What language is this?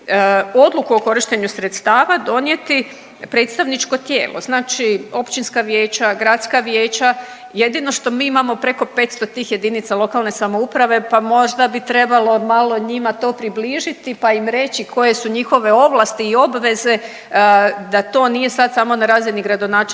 Croatian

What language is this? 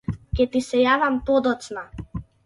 Macedonian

